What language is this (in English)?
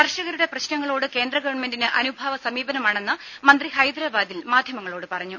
Malayalam